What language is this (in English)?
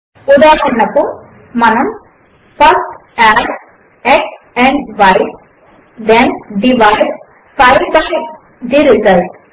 Telugu